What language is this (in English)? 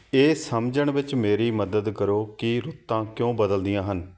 Punjabi